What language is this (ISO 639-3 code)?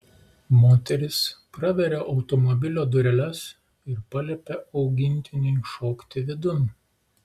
lit